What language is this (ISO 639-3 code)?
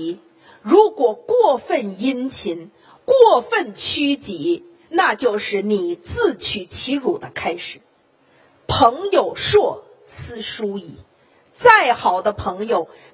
zho